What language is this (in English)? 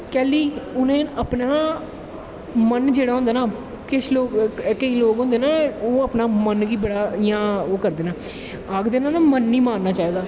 Dogri